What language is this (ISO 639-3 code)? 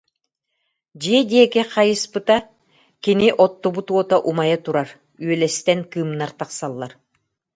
sah